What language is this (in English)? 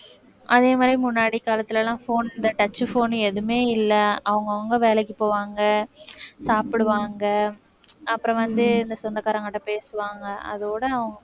Tamil